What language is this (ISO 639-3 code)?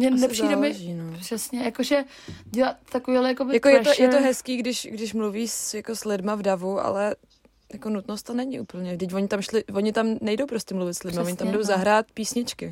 ces